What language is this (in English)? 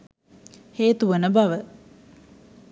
Sinhala